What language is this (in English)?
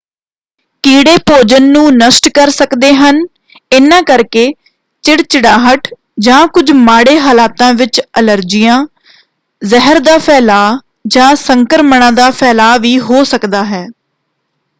Punjabi